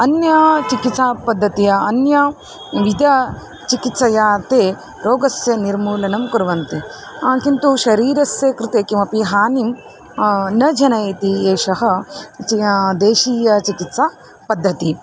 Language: Sanskrit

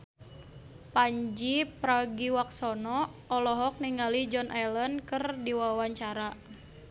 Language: Sundanese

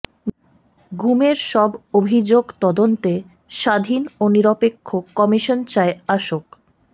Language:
Bangla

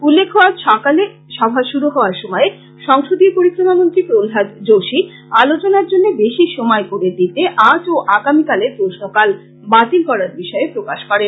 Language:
Bangla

